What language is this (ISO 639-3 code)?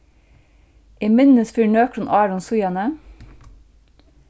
fao